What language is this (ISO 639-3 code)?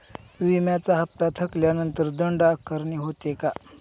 mar